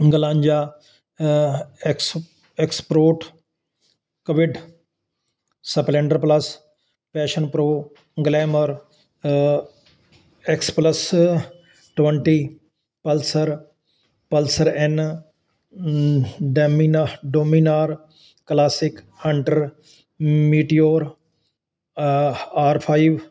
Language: Punjabi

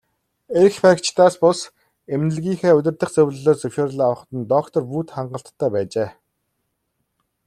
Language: Mongolian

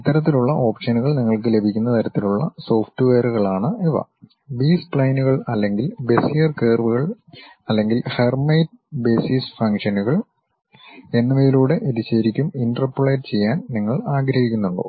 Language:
Malayalam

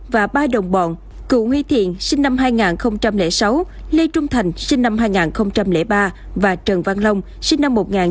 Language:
Vietnamese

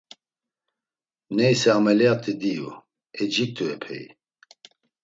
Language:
Laz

